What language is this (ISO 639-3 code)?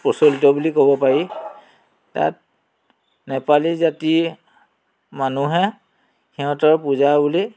asm